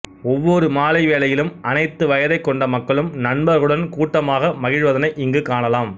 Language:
Tamil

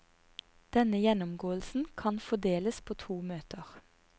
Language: Norwegian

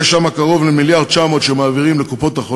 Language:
Hebrew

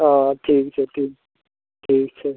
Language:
Maithili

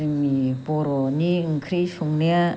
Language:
Bodo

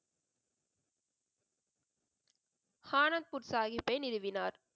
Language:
Tamil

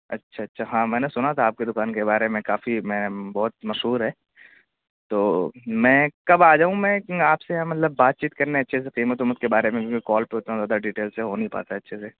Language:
Urdu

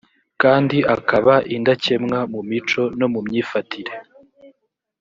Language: Kinyarwanda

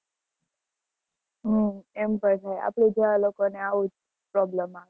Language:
Gujarati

